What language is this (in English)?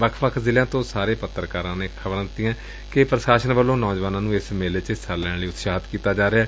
Punjabi